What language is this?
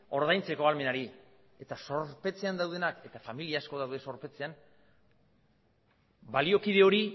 Basque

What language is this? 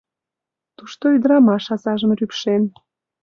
Mari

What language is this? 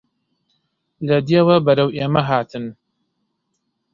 Central Kurdish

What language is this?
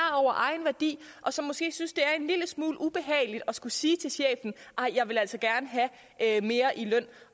Danish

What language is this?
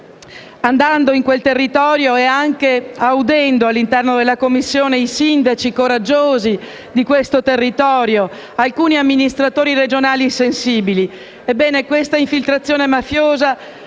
Italian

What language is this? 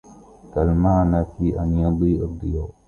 Arabic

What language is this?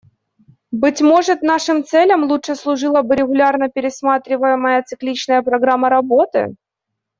Russian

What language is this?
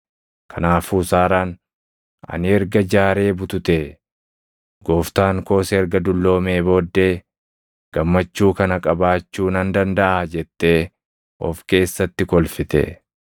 Oromo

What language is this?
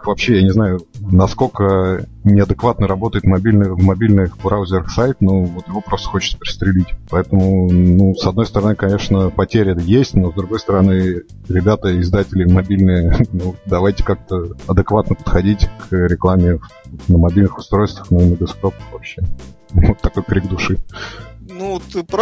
Russian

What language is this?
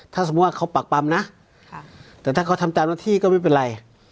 Thai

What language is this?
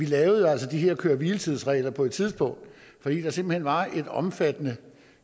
Danish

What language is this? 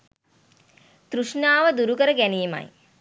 Sinhala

